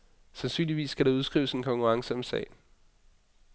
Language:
Danish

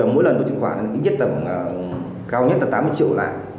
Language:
Vietnamese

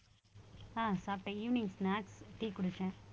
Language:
Tamil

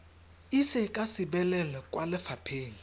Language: Tswana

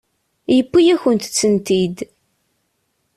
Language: Kabyle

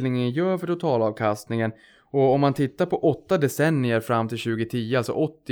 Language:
Swedish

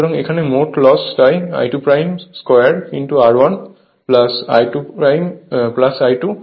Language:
Bangla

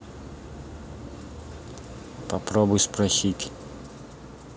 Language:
Russian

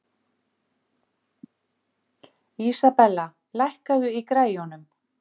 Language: Icelandic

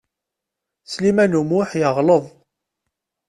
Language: Kabyle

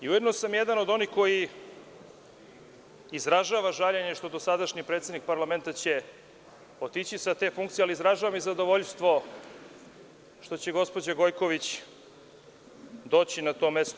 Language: Serbian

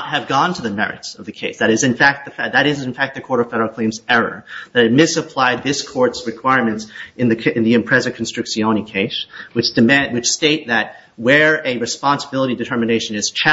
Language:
English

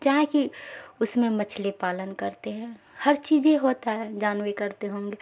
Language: Urdu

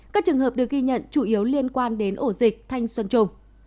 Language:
Vietnamese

